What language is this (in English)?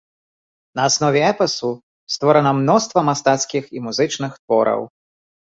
Belarusian